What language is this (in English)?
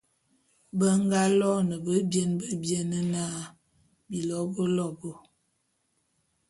Bulu